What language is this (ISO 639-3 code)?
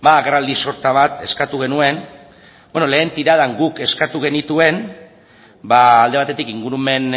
eus